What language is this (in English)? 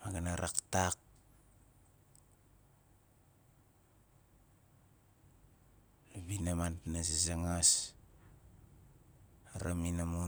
Nalik